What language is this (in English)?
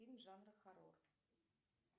Russian